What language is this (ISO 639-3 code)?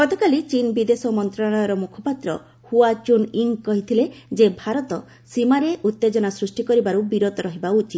ori